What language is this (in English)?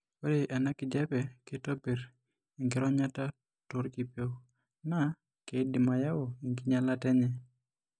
Masai